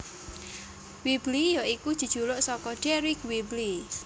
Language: Javanese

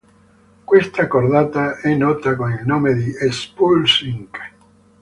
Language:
Italian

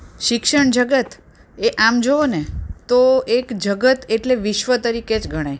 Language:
Gujarati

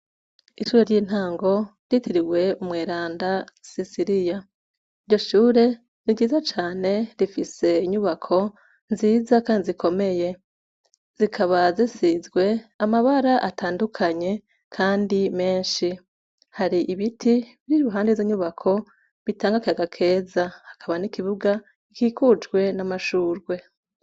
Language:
Rundi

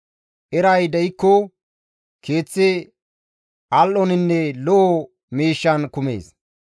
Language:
Gamo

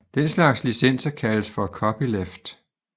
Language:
Danish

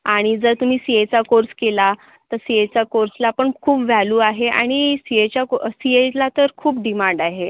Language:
Marathi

